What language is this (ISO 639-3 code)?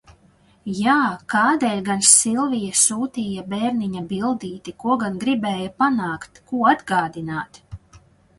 lav